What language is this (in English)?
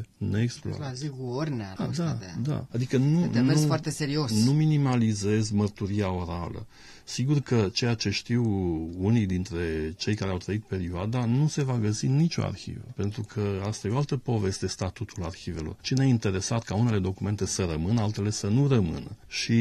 Romanian